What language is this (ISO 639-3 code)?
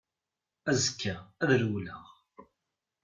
kab